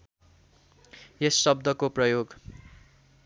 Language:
Nepali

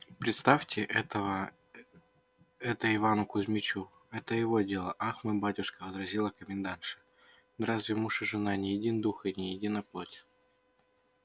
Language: Russian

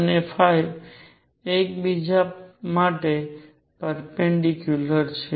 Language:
Gujarati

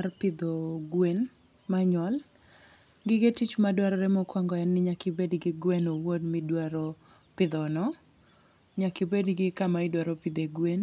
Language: Luo (Kenya and Tanzania)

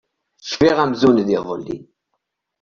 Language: Kabyle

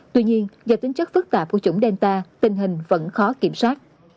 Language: Vietnamese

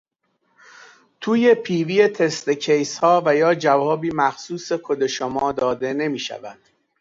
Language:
Persian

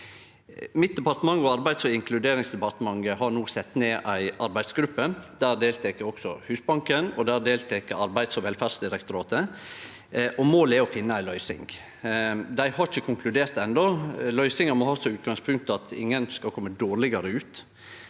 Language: Norwegian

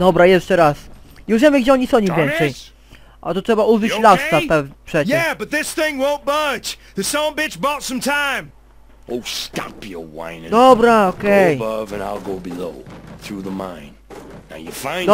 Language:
Polish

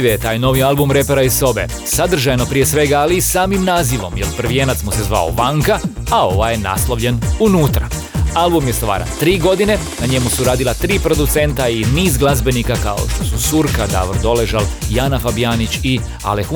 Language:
Croatian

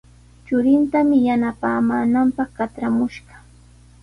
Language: Sihuas Ancash Quechua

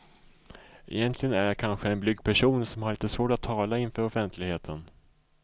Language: Swedish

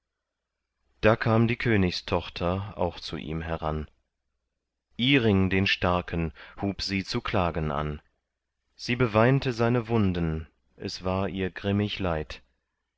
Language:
German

